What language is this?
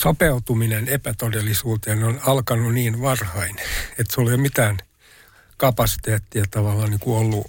Finnish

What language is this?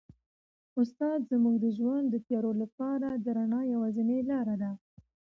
Pashto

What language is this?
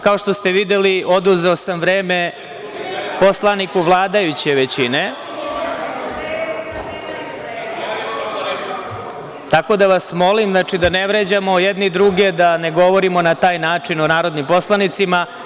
Serbian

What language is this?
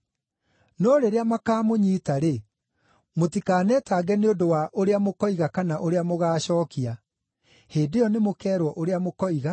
Kikuyu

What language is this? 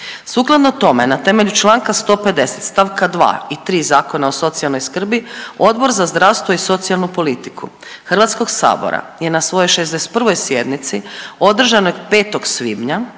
Croatian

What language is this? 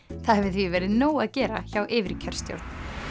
Icelandic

